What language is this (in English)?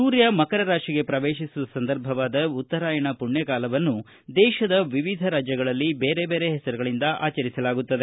Kannada